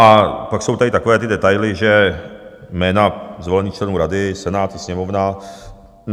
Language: Czech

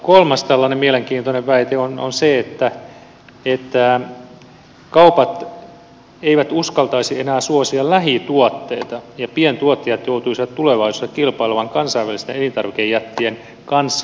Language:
Finnish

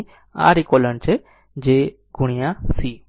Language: Gujarati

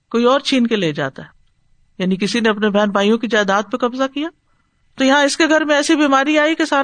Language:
Urdu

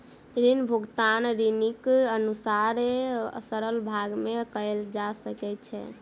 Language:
Maithili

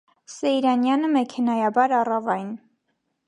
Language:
Armenian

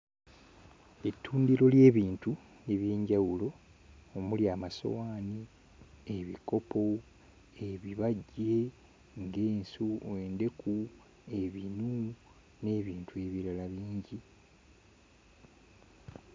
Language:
Ganda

